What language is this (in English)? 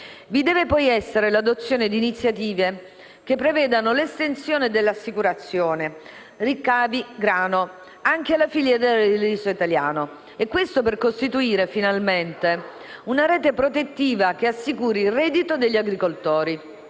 Italian